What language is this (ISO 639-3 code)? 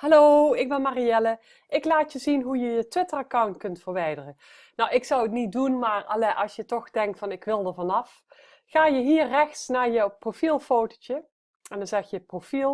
nld